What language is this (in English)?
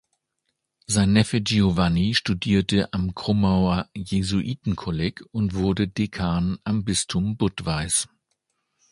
German